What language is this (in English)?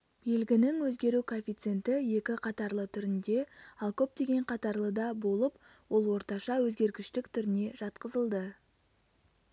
Kazakh